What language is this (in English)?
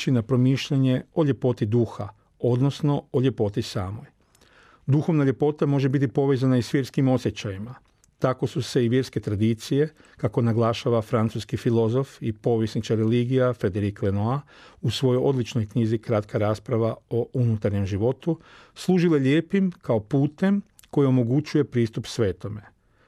Croatian